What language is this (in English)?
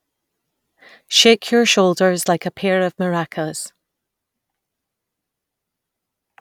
English